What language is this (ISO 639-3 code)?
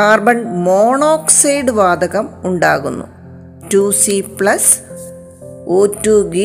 mal